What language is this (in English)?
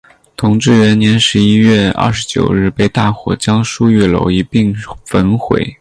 Chinese